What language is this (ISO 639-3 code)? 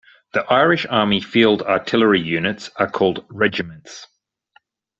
eng